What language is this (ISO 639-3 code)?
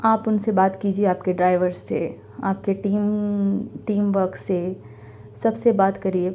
urd